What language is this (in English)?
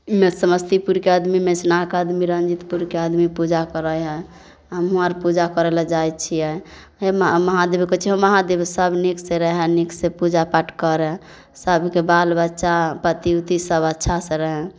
Maithili